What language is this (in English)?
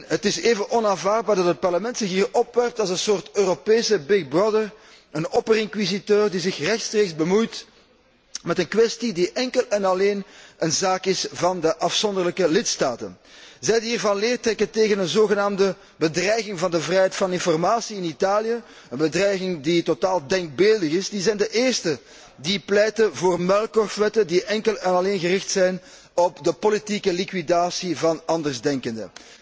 Dutch